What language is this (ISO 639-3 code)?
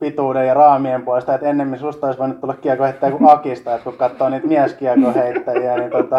fin